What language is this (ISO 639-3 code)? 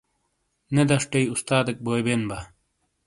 scl